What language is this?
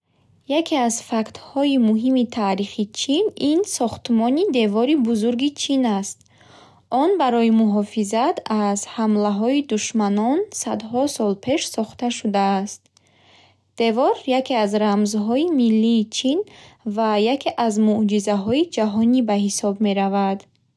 Bukharic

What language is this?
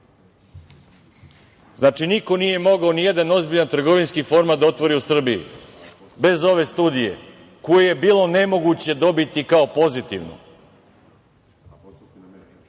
Serbian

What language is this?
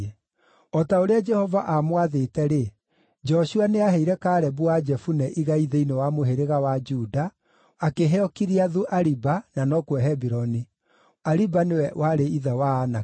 Kikuyu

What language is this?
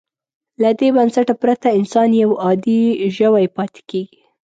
Pashto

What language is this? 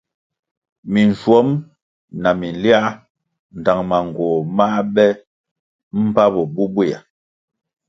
Kwasio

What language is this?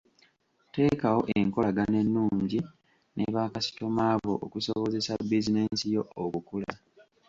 Ganda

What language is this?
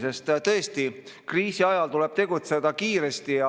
Estonian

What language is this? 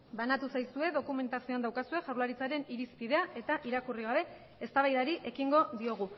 Basque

